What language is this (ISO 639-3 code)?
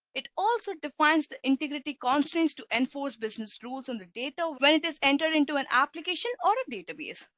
eng